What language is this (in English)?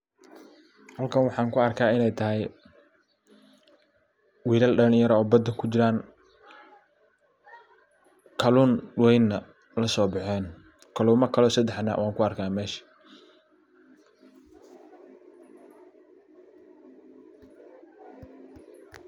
Somali